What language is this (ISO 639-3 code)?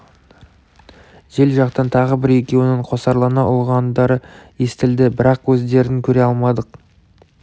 kaz